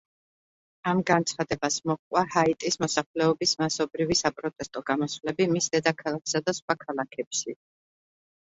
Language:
Georgian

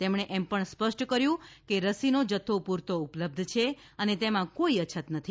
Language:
Gujarati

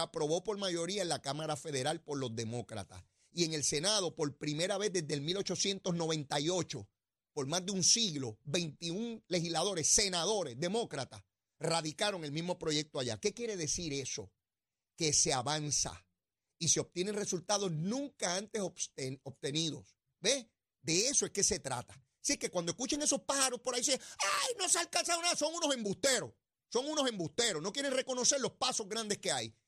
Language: Spanish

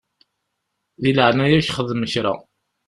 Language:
Kabyle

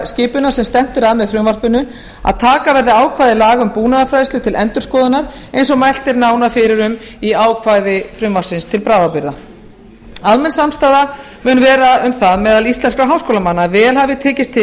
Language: Icelandic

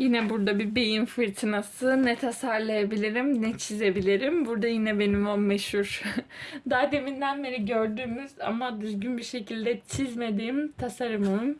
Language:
Turkish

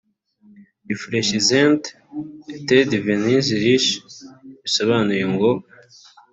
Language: Kinyarwanda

